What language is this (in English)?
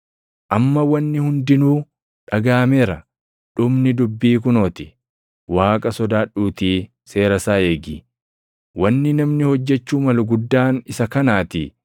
Oromo